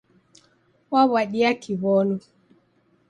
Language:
Taita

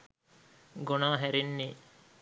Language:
Sinhala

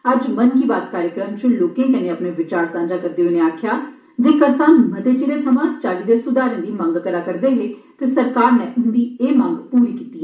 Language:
Dogri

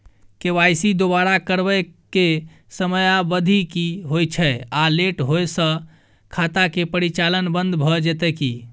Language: Maithili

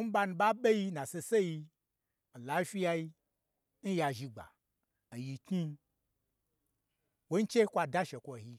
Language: Gbagyi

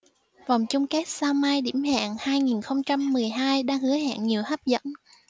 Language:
Vietnamese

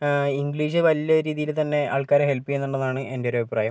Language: Malayalam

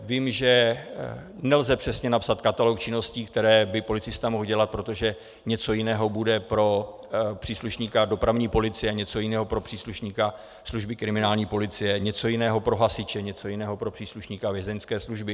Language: Czech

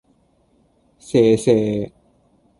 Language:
Cantonese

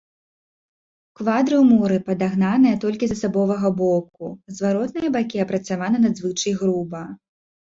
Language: Belarusian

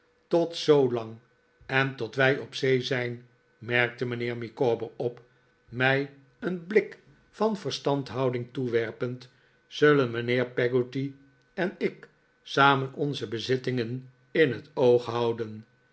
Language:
Dutch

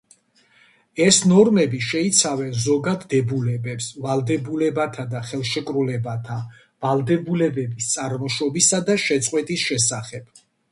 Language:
Georgian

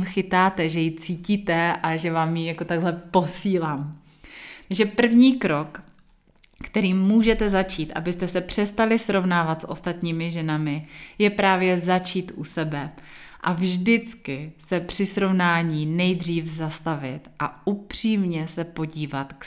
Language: Czech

